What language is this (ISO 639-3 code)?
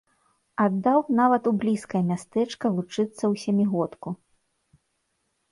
bel